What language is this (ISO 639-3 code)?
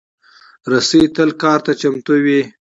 pus